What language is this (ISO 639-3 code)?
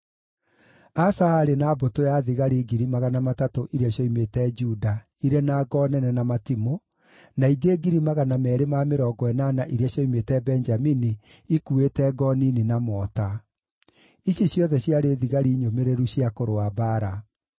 kik